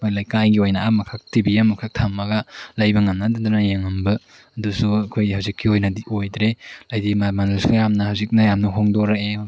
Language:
Manipuri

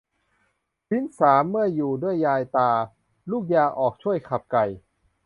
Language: Thai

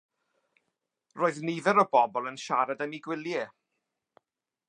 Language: Welsh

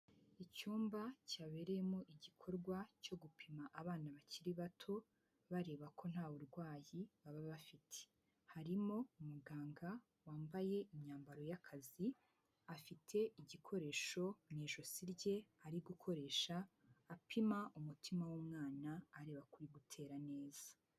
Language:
Kinyarwanda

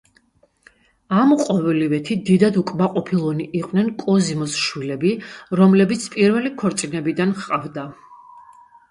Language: Georgian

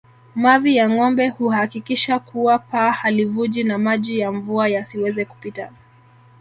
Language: Swahili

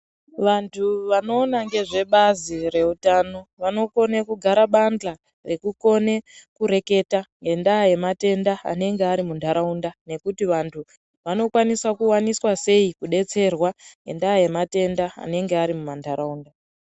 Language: Ndau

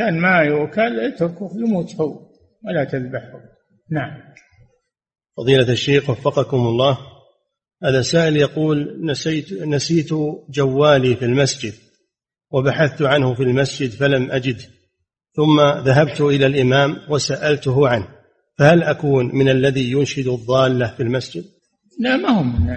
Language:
Arabic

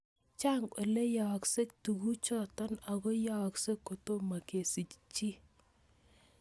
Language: Kalenjin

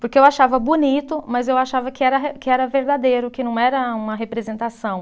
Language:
Portuguese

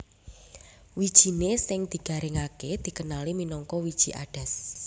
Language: Javanese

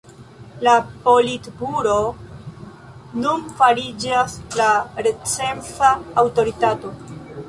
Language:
Esperanto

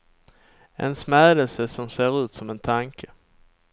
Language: Swedish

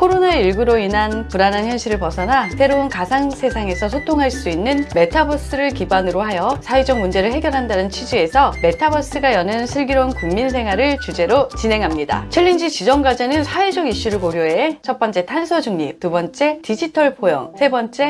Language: Korean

